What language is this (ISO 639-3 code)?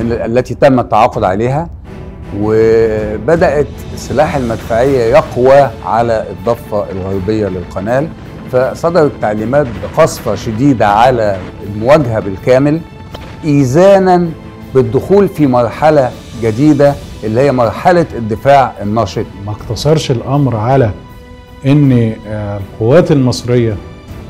ara